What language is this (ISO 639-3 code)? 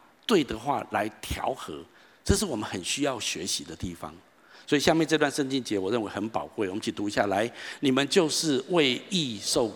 zho